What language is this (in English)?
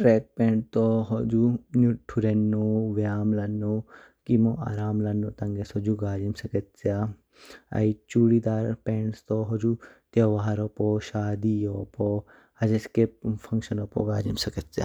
Kinnauri